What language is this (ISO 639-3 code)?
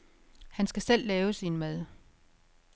dan